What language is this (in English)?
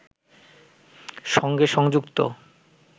Bangla